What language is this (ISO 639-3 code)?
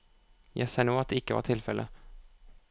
nor